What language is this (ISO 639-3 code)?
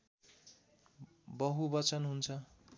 nep